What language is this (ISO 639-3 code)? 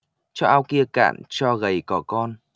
vie